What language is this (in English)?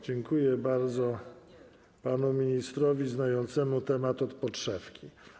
Polish